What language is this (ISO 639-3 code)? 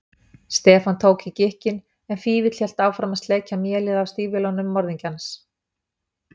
isl